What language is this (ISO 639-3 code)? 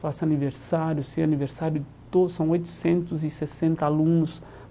por